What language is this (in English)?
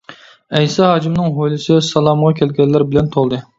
Uyghur